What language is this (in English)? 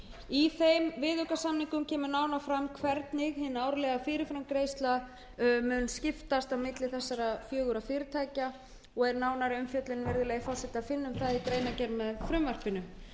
Icelandic